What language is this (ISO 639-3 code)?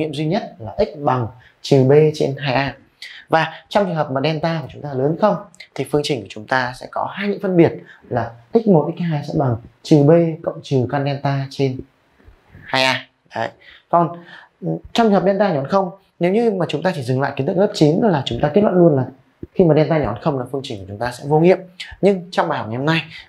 vie